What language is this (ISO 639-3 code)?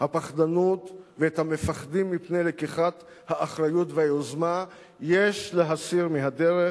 heb